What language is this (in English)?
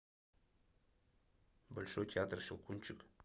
Russian